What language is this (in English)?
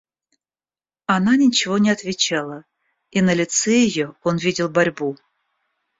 Russian